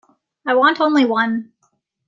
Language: English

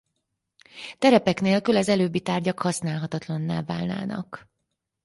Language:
Hungarian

